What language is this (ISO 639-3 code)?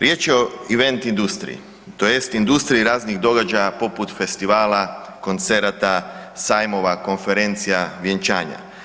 hrv